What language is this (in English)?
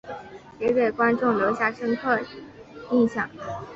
Chinese